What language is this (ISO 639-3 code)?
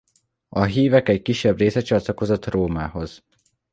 hun